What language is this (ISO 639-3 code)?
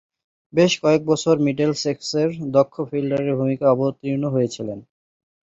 ben